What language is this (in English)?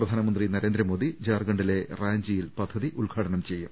Malayalam